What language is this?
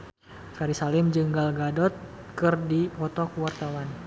Sundanese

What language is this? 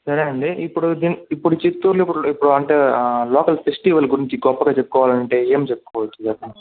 Telugu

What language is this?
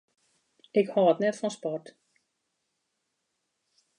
Western Frisian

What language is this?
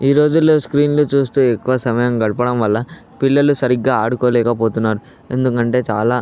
Telugu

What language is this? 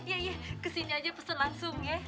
Indonesian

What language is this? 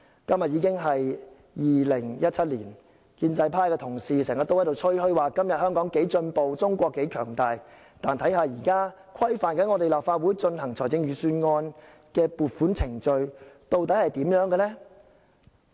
Cantonese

